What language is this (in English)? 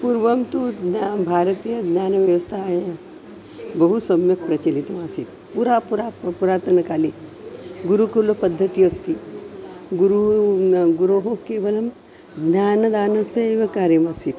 Sanskrit